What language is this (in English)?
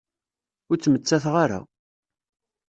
Kabyle